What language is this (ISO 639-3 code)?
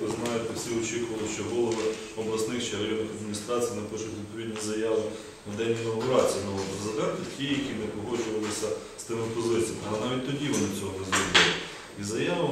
ukr